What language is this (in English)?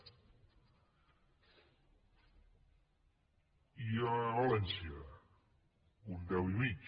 Catalan